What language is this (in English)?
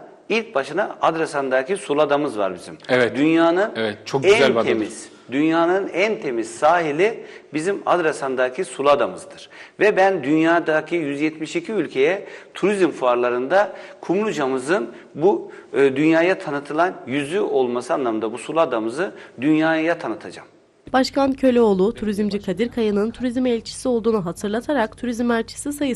Turkish